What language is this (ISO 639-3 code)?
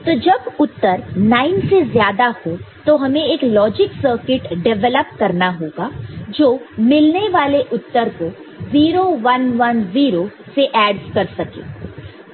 hin